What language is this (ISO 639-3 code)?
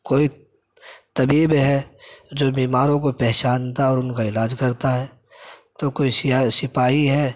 urd